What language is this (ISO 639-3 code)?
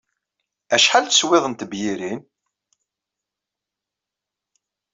kab